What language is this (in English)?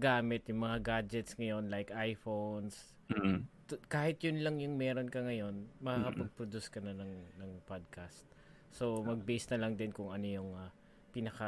Filipino